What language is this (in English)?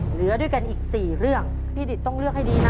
Thai